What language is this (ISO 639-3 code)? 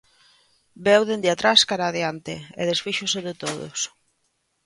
glg